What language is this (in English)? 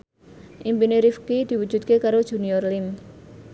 Javanese